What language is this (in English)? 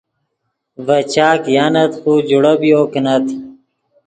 Yidgha